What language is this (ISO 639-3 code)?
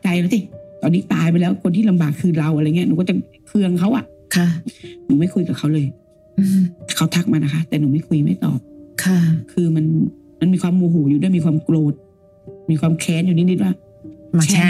tha